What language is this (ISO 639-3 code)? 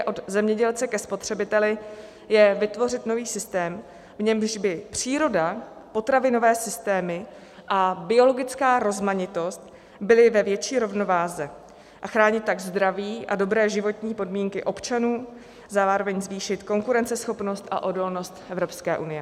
ces